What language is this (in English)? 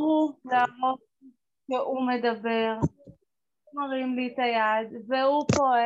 Hebrew